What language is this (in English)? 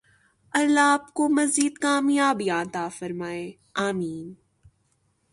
Urdu